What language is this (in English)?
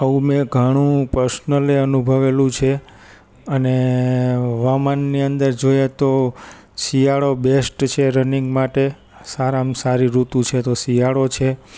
Gujarati